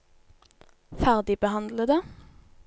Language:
Norwegian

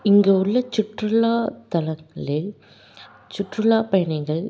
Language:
Tamil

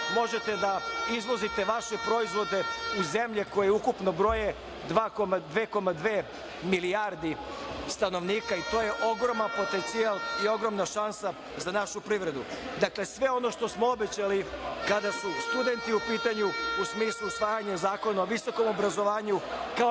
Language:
Serbian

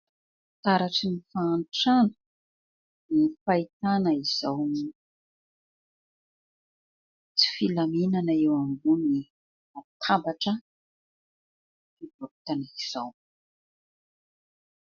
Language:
Malagasy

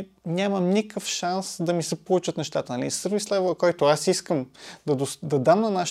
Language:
Bulgarian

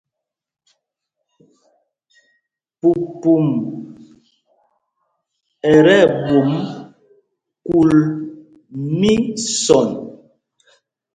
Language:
Mpumpong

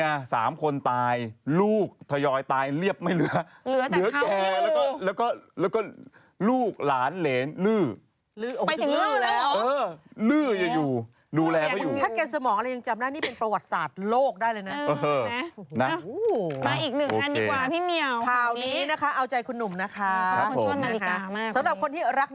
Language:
Thai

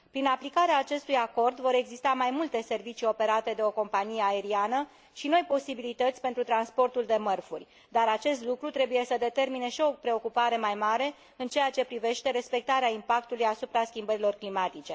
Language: Romanian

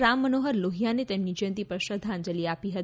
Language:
Gujarati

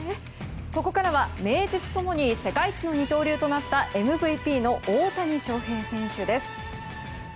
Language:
Japanese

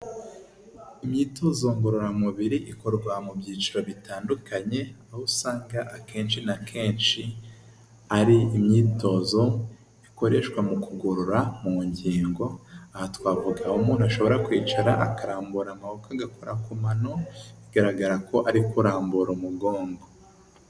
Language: Kinyarwanda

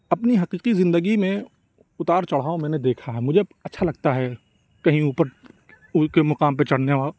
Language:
Urdu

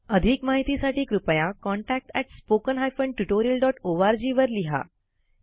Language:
Marathi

